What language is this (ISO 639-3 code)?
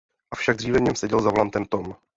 ces